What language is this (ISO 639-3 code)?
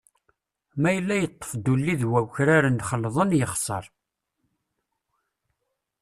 kab